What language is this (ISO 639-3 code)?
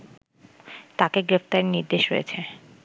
ben